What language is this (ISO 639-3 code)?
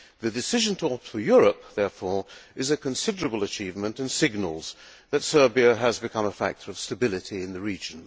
eng